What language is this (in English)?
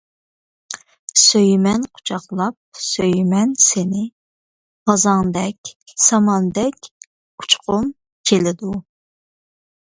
Uyghur